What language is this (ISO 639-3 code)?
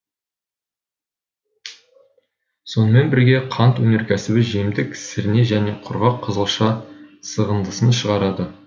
kaz